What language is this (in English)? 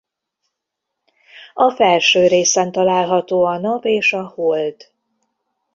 Hungarian